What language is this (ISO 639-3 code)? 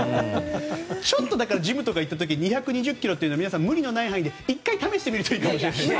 jpn